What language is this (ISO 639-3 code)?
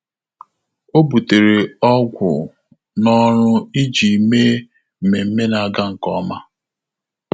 ibo